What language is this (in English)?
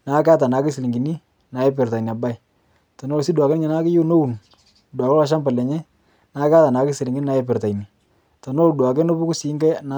Masai